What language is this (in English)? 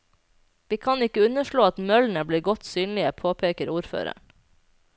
Norwegian